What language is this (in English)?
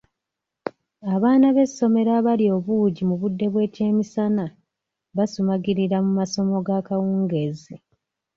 Ganda